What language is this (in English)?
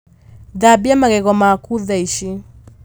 Kikuyu